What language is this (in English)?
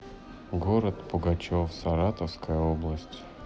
Russian